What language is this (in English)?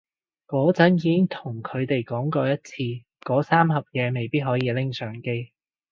Cantonese